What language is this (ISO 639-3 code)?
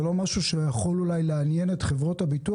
heb